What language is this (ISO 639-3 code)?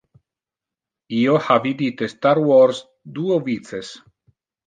ina